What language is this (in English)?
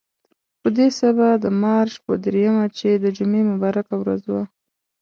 Pashto